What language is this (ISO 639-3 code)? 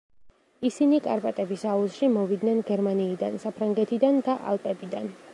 kat